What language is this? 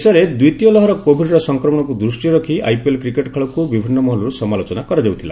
Odia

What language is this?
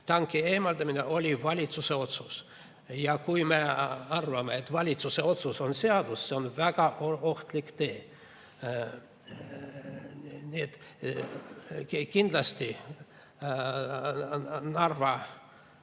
Estonian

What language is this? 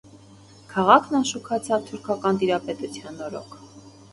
Armenian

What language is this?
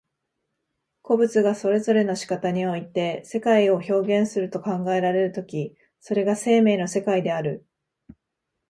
Japanese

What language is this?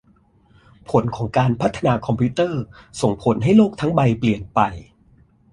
Thai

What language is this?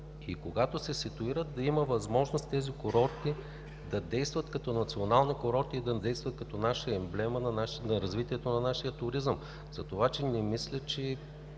Bulgarian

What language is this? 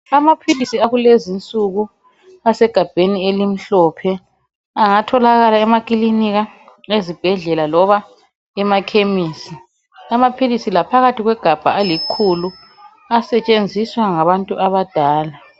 North Ndebele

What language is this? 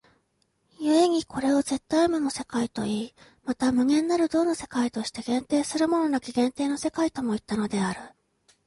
Japanese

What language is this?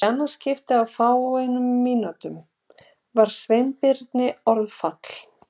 Icelandic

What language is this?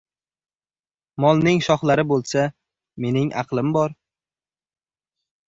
Uzbek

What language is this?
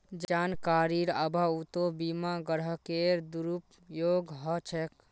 Magahi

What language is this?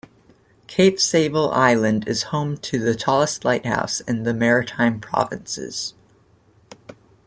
English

